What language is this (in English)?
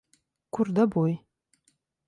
Latvian